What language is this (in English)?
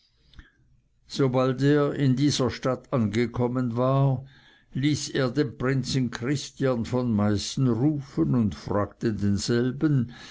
German